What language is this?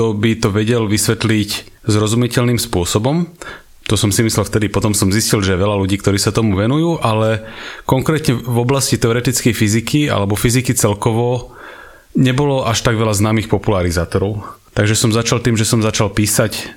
Slovak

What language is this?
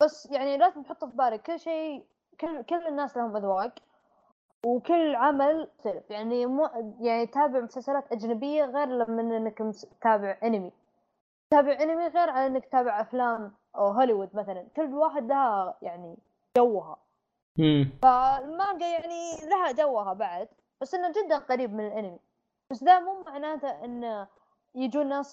Arabic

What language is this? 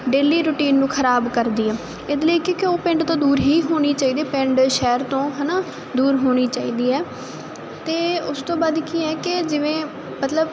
Punjabi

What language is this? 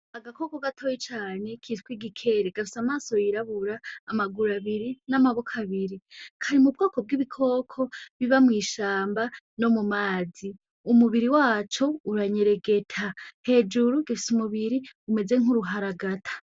Rundi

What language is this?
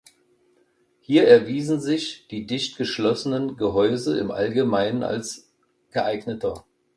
German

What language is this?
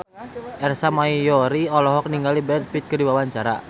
Sundanese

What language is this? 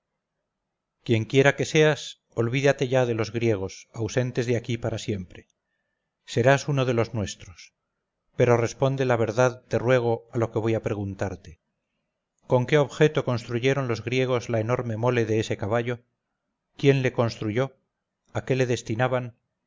Spanish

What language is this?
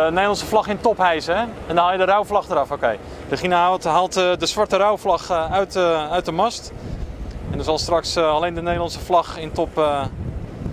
Dutch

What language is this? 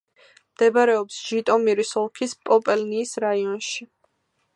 Georgian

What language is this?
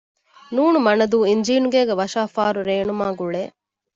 Divehi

